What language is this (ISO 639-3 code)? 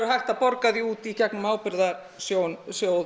isl